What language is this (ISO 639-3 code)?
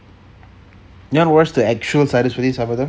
eng